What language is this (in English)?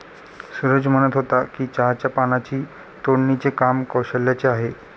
Marathi